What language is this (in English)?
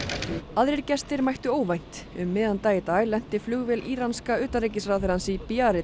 Icelandic